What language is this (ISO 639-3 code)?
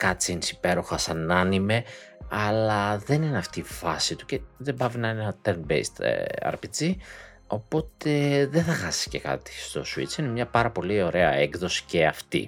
ell